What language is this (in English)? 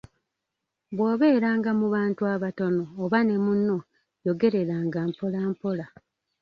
Ganda